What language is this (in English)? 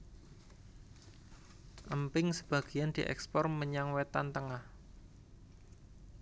Javanese